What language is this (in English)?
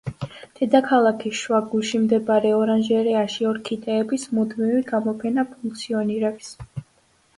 Georgian